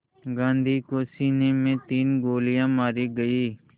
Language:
Hindi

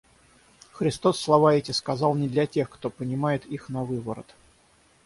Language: Russian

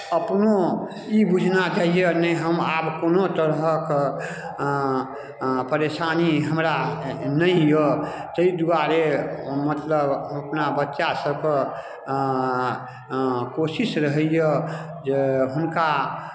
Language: Maithili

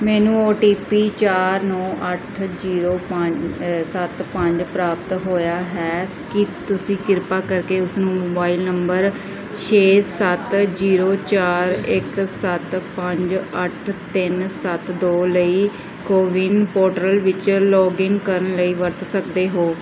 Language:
Punjabi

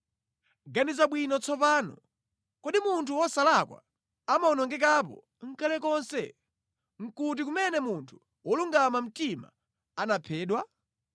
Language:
Nyanja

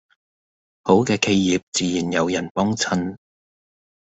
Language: Cantonese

